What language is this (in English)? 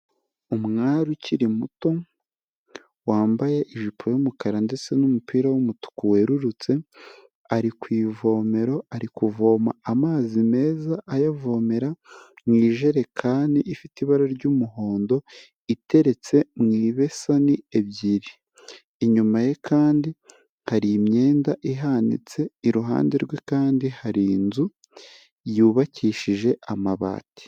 Kinyarwanda